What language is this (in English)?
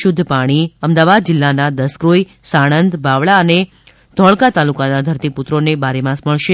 Gujarati